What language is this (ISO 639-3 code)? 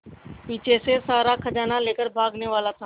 hin